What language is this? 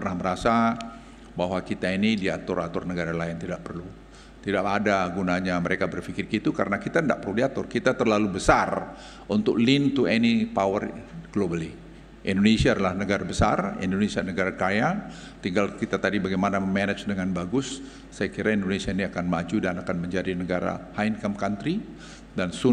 Indonesian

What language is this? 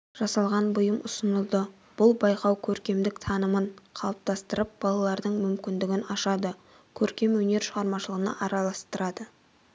Kazakh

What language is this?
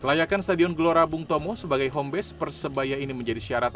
Indonesian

